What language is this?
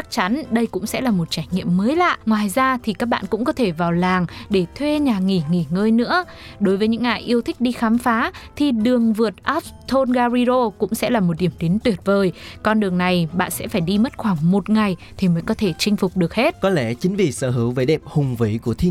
Vietnamese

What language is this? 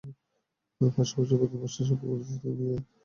Bangla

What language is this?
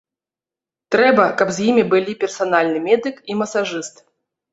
Belarusian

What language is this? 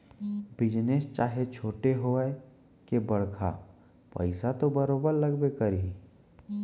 Chhattisgarhi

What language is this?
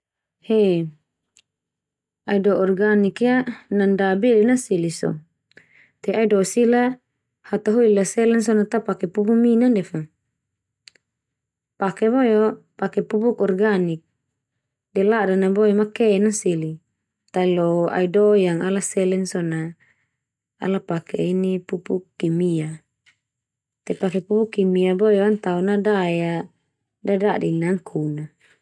Termanu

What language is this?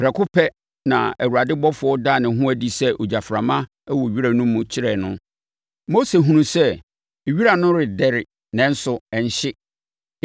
Akan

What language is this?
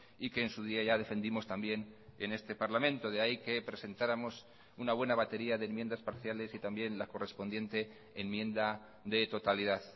Spanish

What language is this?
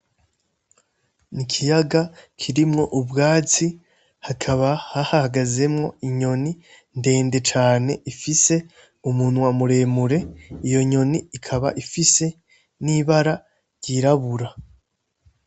Rundi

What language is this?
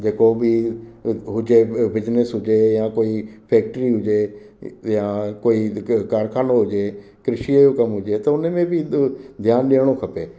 Sindhi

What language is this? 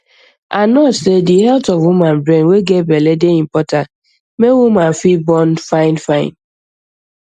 Nigerian Pidgin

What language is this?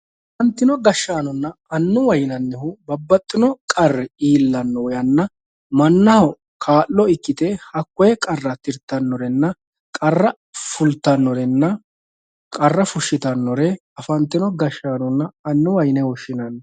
Sidamo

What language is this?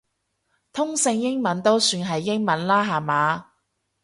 Cantonese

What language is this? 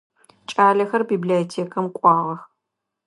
Adyghe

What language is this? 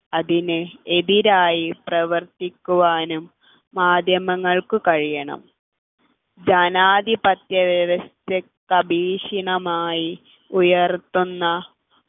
Malayalam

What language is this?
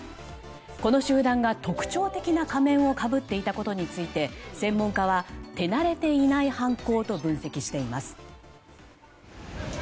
Japanese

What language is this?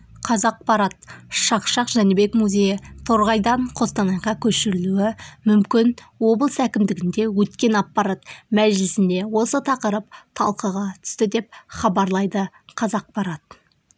Kazakh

